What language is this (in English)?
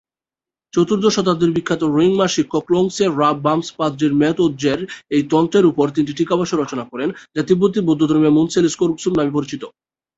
Bangla